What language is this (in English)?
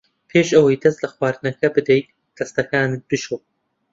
Central Kurdish